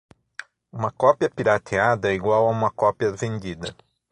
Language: Portuguese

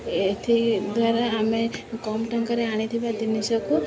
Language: Odia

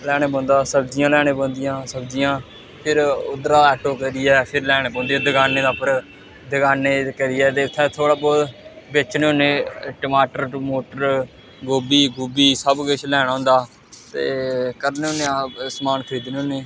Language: Dogri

